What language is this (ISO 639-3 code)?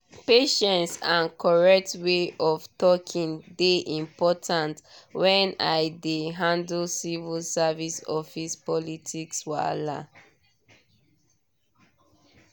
pcm